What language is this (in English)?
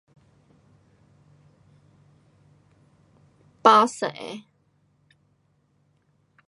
Pu-Xian Chinese